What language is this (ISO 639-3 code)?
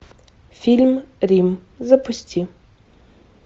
rus